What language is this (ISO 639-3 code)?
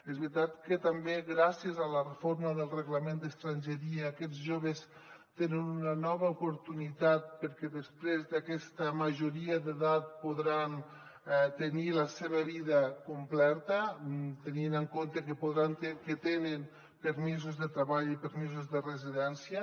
cat